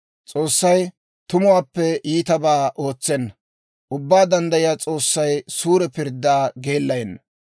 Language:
Dawro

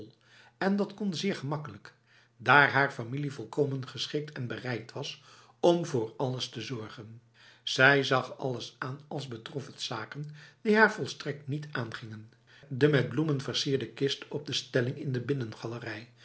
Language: Dutch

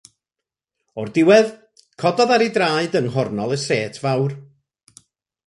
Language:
Welsh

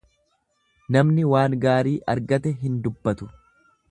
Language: Oromo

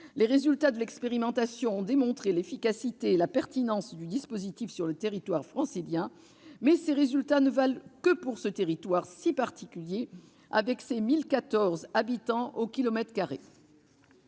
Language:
French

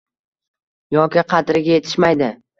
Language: Uzbek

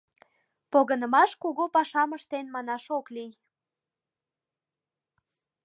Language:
Mari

